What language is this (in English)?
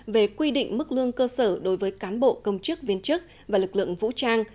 Vietnamese